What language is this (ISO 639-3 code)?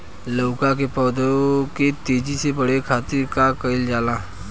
bho